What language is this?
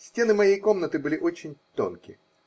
Russian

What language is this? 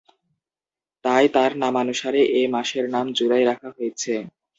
Bangla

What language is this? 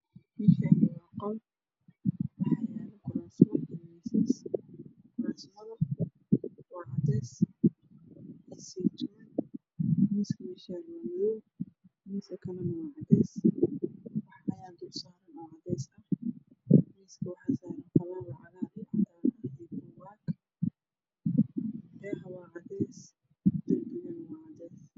Somali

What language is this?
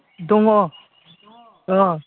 Bodo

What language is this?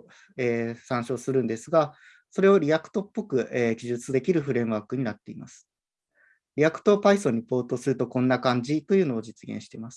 Japanese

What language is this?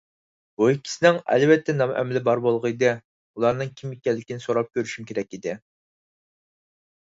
Uyghur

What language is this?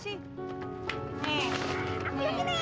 Indonesian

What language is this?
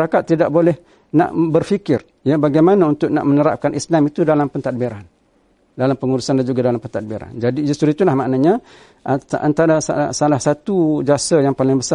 Malay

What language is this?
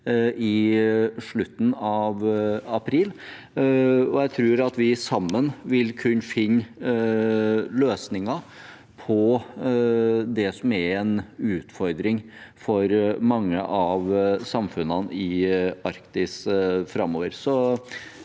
Norwegian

